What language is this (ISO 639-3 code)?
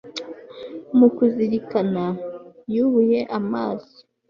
kin